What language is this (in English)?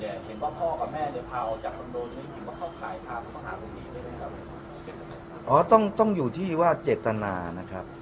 Thai